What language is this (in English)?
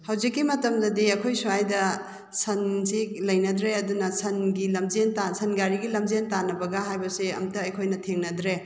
Manipuri